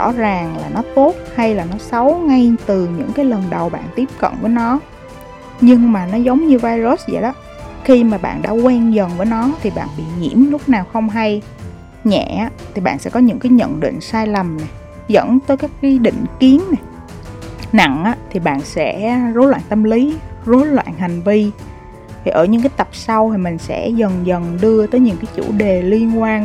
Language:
Vietnamese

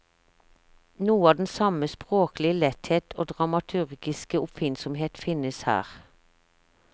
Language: Norwegian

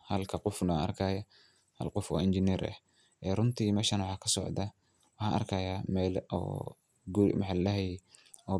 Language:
Somali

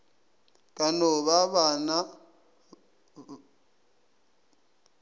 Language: Northern Sotho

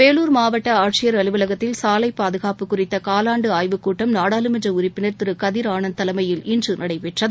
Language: Tamil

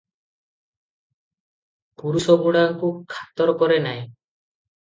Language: Odia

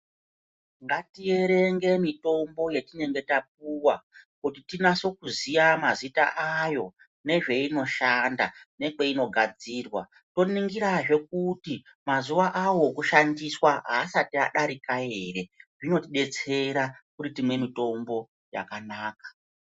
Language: Ndau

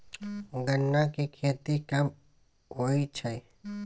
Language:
Maithili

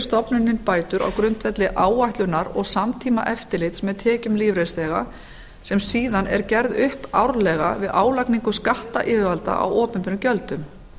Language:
Icelandic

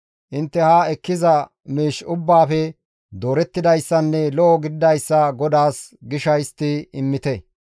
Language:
Gamo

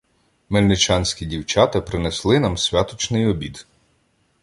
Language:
Ukrainian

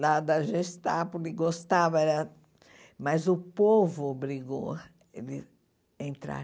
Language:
Portuguese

